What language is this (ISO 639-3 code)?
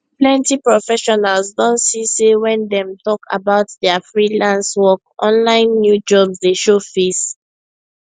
pcm